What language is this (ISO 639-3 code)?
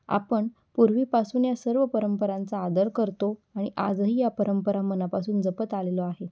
mar